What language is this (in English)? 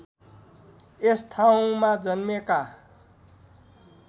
Nepali